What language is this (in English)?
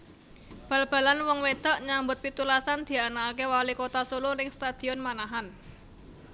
Javanese